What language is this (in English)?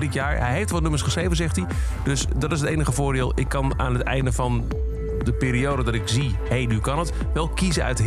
Dutch